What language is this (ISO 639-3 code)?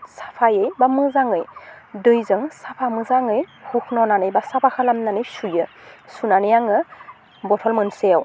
brx